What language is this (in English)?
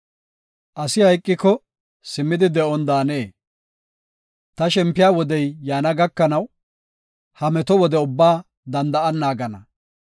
Gofa